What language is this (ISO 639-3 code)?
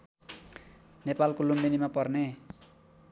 nep